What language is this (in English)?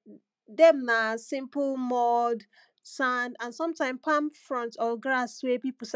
Nigerian Pidgin